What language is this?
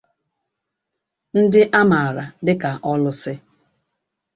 Igbo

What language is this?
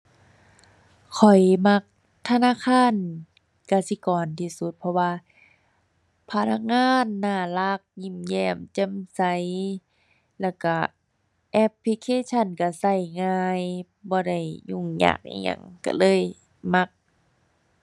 Thai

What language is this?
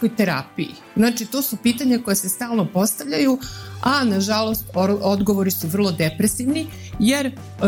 Croatian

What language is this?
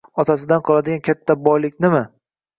Uzbek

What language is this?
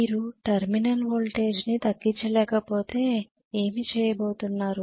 Telugu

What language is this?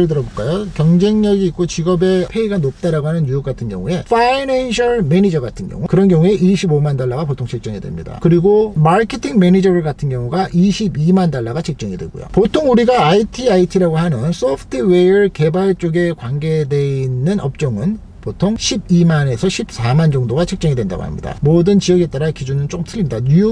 Korean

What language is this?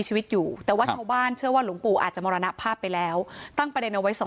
Thai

